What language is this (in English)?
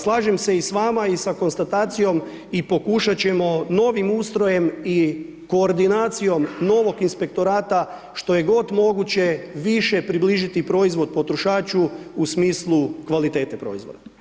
Croatian